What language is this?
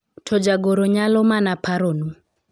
Luo (Kenya and Tanzania)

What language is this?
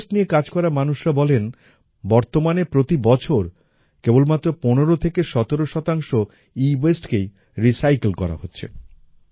Bangla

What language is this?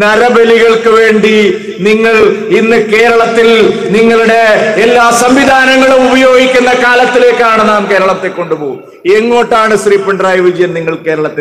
Hindi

